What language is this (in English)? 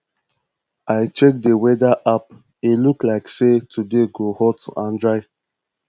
Nigerian Pidgin